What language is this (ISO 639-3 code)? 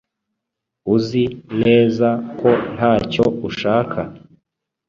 kin